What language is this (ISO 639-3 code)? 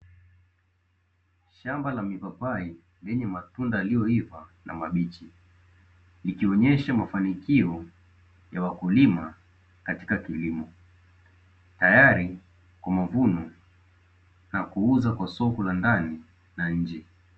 swa